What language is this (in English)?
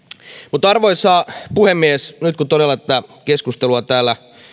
Finnish